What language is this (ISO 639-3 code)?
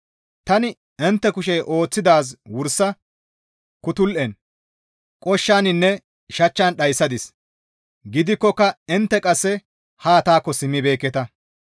gmv